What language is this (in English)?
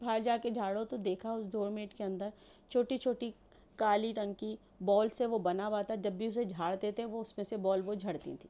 Urdu